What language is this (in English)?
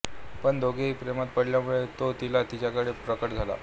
Marathi